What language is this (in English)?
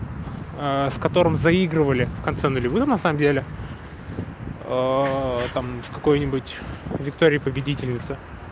Russian